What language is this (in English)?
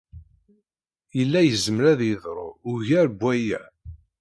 Kabyle